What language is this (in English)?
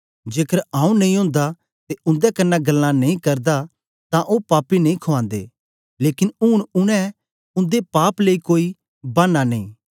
Dogri